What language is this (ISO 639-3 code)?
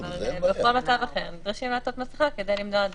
heb